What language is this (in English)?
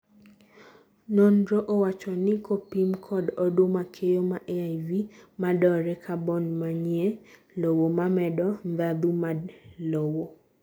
Luo (Kenya and Tanzania)